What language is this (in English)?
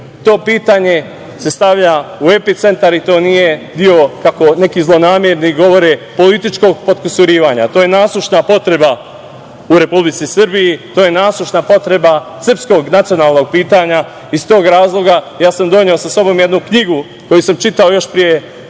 Serbian